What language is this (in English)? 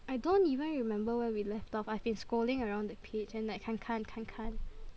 English